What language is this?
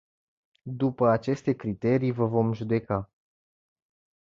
Romanian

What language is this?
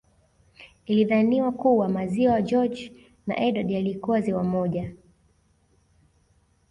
Swahili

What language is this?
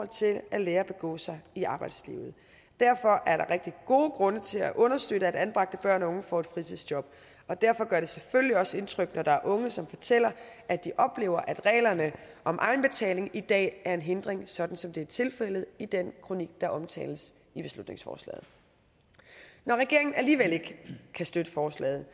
Danish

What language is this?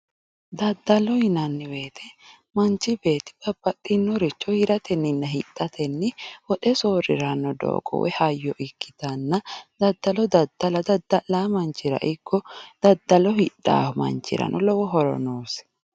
Sidamo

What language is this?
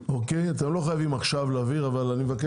Hebrew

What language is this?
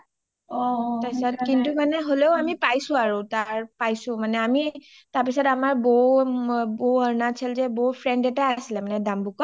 Assamese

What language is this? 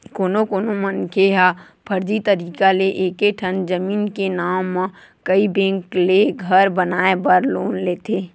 Chhattisgarhi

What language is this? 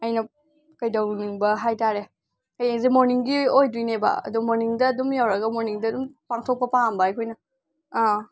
Manipuri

